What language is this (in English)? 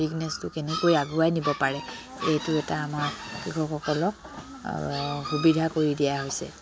Assamese